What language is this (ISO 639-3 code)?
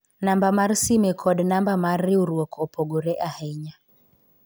luo